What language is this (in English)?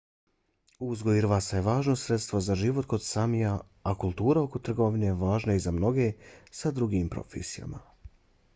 Bosnian